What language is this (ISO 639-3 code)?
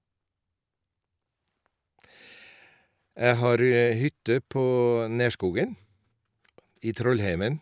nor